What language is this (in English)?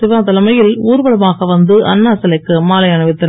Tamil